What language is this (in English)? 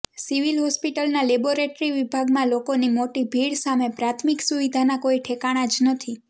Gujarati